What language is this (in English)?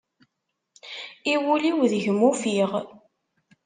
Kabyle